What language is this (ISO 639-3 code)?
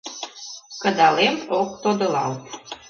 chm